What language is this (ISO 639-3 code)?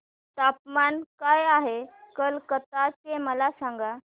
mar